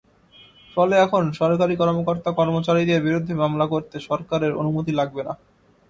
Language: Bangla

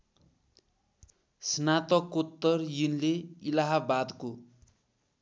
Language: Nepali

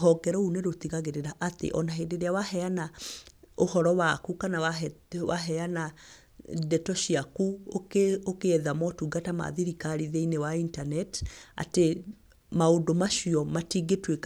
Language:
Kikuyu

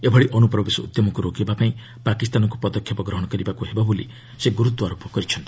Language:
Odia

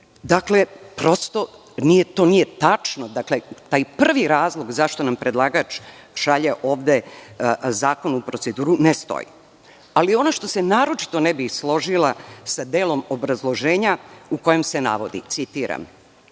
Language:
Serbian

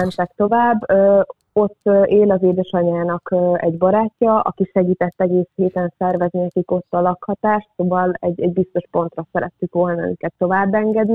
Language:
Hungarian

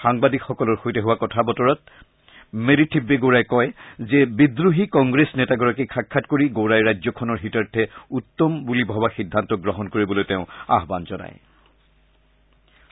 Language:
Assamese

